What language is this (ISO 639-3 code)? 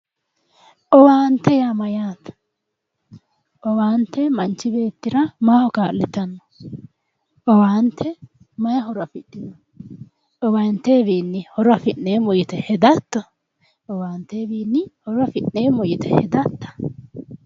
sid